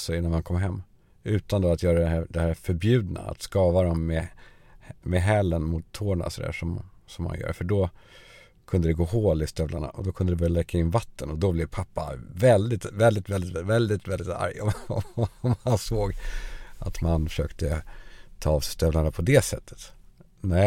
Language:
Swedish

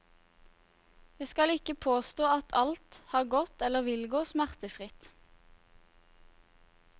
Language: Norwegian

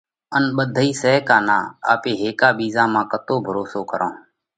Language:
Parkari Koli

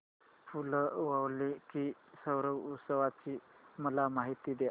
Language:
Marathi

